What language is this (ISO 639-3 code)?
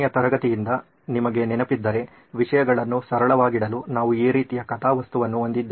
kan